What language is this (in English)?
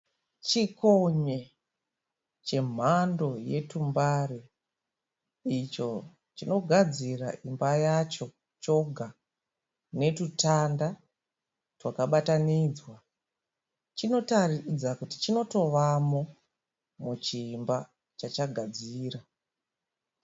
Shona